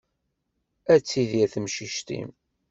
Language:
Kabyle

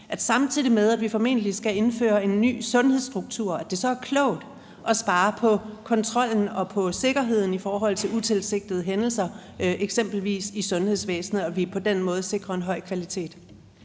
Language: Danish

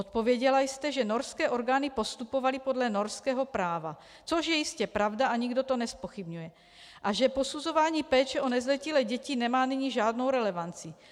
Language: Czech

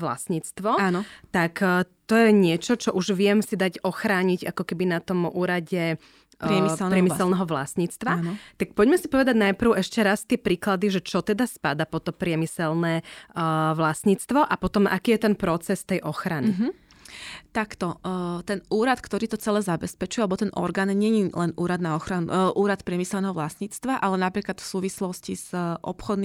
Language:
Slovak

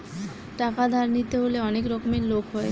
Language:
Bangla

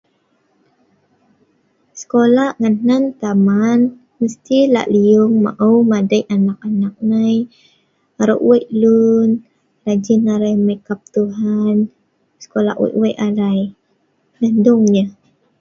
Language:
Sa'ban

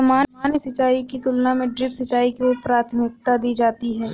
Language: Hindi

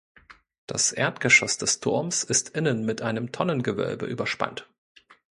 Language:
German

